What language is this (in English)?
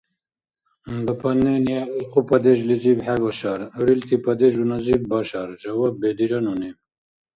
Dargwa